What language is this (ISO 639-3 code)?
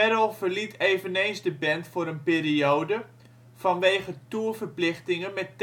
nld